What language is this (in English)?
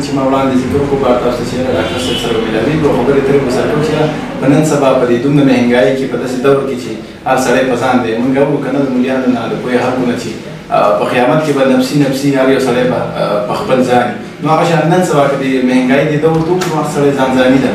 Romanian